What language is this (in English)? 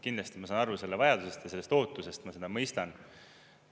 Estonian